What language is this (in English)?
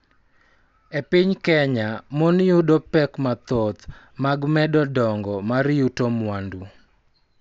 Luo (Kenya and Tanzania)